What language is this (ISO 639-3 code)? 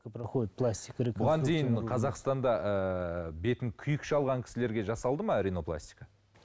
kaz